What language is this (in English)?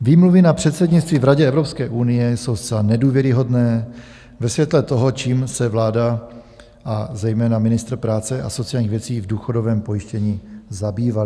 Czech